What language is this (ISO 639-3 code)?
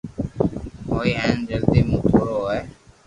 lrk